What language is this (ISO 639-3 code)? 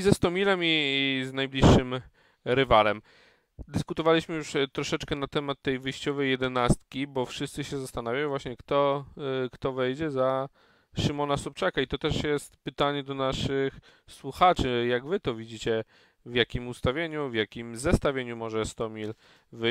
pol